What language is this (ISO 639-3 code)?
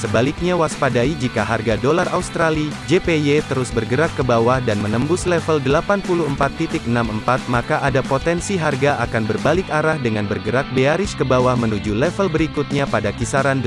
ind